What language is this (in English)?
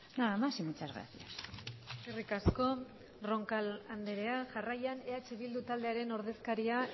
Basque